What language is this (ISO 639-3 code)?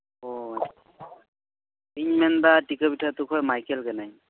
sat